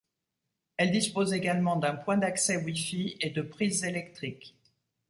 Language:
French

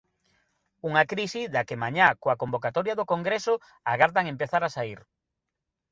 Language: Galician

